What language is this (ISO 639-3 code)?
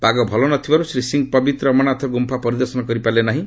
ori